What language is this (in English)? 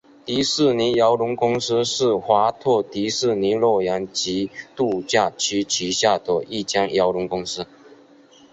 Chinese